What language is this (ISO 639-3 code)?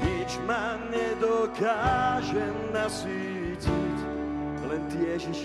slk